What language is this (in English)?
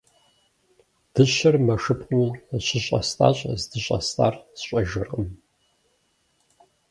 Kabardian